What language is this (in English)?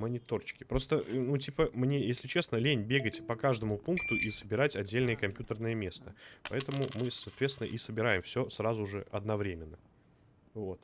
Russian